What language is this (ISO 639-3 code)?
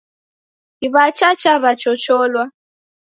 dav